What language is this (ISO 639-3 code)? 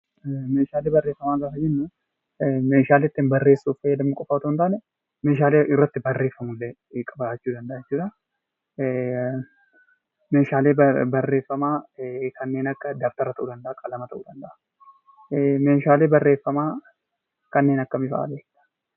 orm